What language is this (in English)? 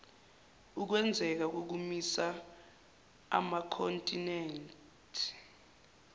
Zulu